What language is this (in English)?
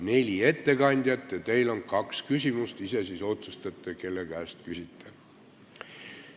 Estonian